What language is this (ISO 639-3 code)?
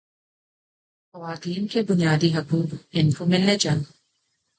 urd